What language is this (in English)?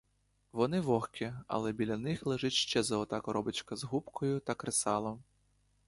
Ukrainian